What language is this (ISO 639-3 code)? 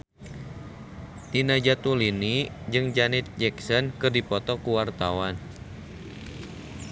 sun